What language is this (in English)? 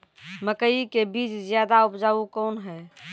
Maithili